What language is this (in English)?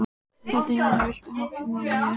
Icelandic